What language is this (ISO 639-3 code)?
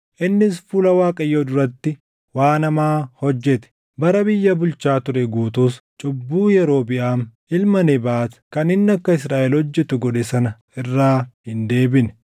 orm